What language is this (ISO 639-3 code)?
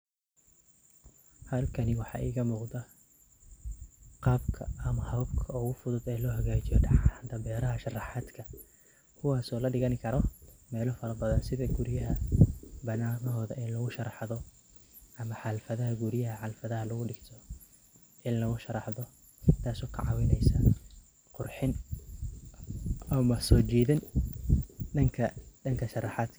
som